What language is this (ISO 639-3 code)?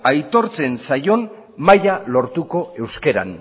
eus